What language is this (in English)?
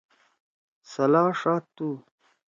Torwali